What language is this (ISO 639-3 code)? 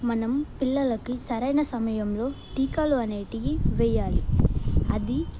tel